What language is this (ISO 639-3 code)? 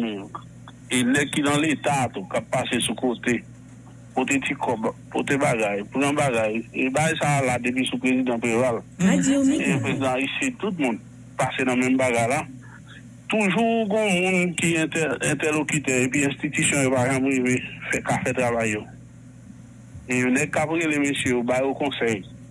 fra